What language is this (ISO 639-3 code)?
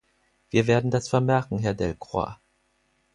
deu